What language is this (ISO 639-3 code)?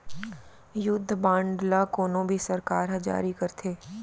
hne